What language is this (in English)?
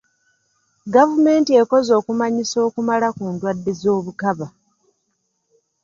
Ganda